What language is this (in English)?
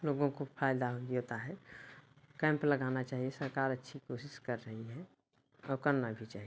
Hindi